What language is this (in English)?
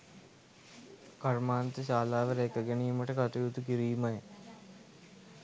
Sinhala